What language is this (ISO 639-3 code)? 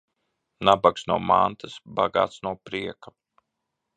lav